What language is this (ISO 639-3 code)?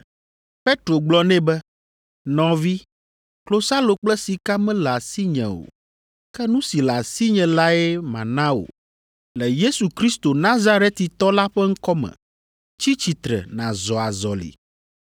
ewe